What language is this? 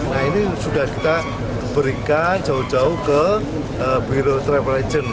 Indonesian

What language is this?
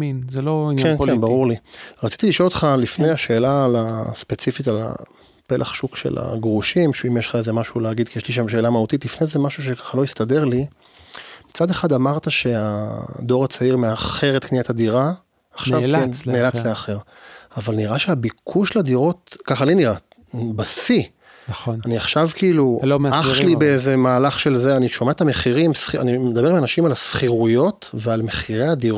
Hebrew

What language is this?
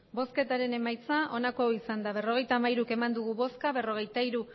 Basque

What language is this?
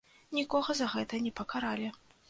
Belarusian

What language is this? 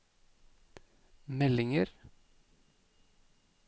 Norwegian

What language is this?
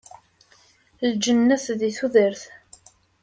Kabyle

